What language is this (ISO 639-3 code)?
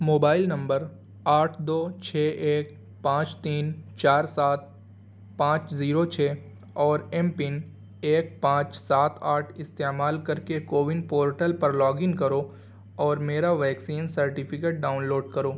urd